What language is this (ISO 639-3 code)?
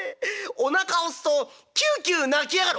jpn